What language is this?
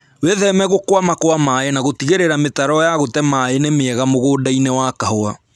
Kikuyu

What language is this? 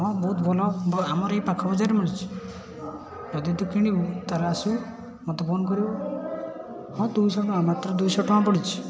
Odia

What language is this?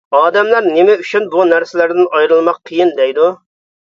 Uyghur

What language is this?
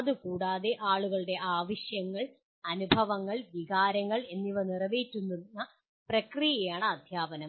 Malayalam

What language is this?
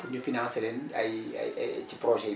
Wolof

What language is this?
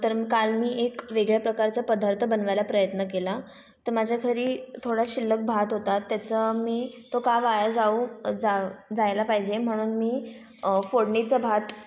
Marathi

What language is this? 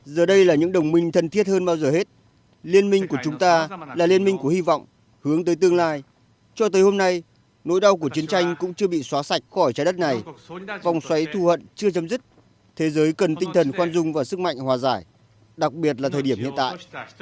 Vietnamese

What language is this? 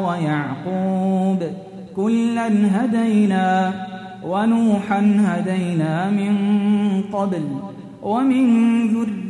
Arabic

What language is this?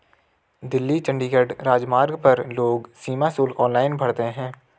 Hindi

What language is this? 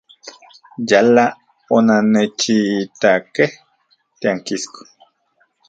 Central Puebla Nahuatl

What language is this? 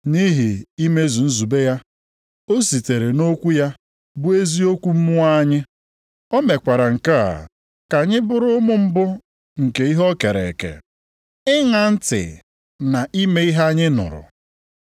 Igbo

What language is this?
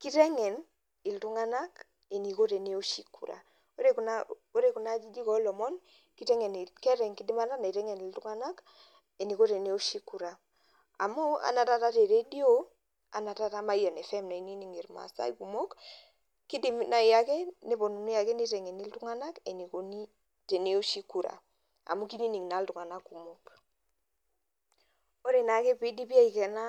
Masai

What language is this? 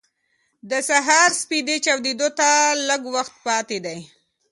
Pashto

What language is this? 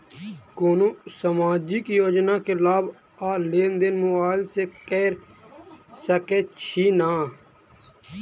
Maithili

